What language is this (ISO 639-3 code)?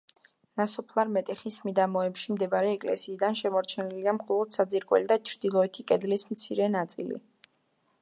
kat